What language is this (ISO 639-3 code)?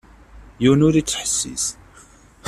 kab